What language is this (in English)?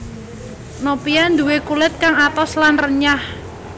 Javanese